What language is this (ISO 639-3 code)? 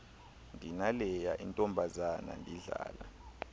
xho